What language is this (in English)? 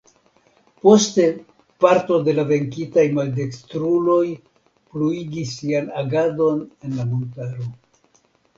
Esperanto